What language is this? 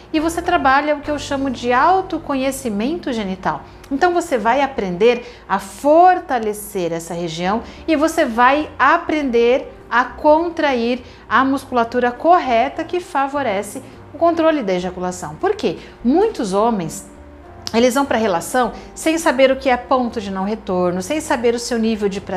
Portuguese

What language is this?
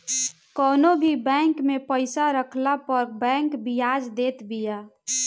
Bhojpuri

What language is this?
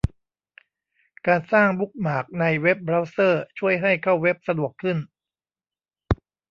Thai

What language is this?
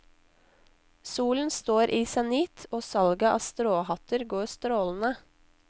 Norwegian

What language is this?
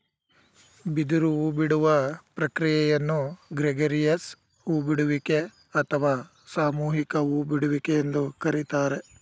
Kannada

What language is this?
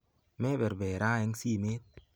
Kalenjin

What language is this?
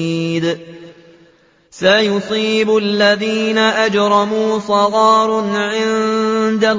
Arabic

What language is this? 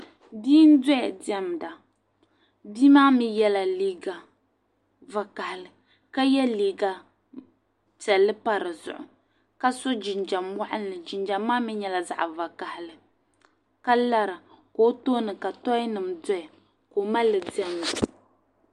Dagbani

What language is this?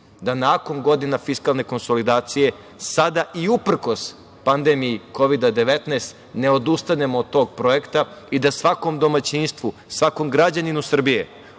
Serbian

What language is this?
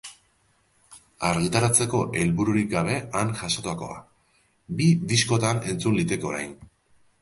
Basque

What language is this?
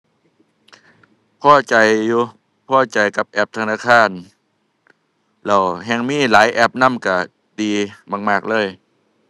Thai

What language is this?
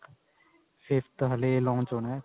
Punjabi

